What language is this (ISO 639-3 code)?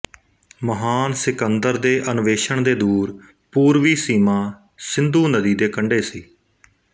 pan